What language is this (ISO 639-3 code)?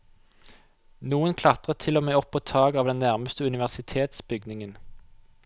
nor